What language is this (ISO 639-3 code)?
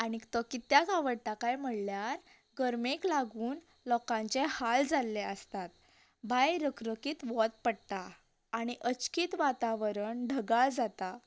kok